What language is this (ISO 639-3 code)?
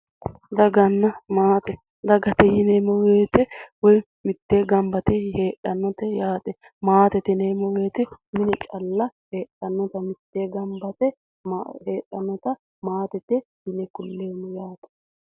sid